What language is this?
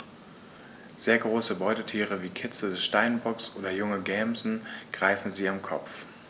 German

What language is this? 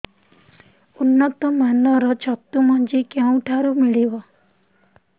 Odia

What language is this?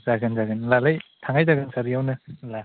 Bodo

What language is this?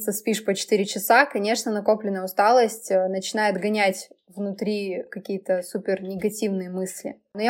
Russian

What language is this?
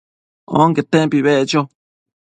Matsés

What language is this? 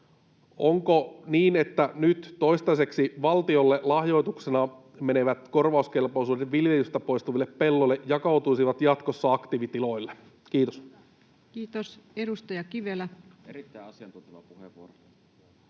Finnish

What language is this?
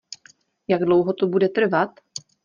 Czech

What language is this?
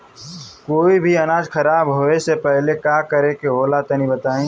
Bhojpuri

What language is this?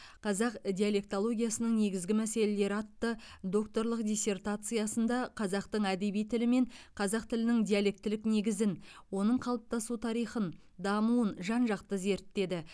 Kazakh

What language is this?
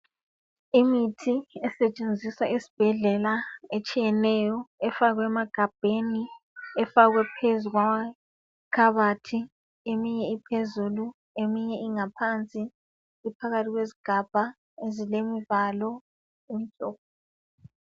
North Ndebele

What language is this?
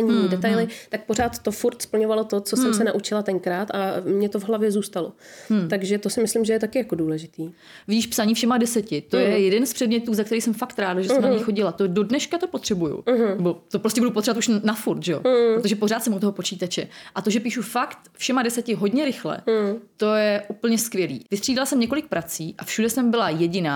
Czech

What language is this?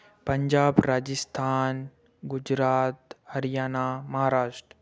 Hindi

